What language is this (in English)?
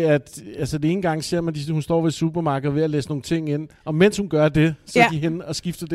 Danish